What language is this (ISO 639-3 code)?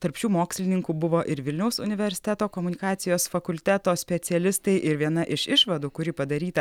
lit